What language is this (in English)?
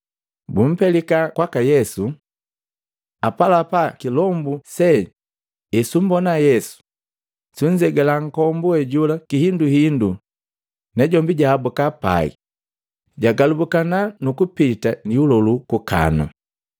Matengo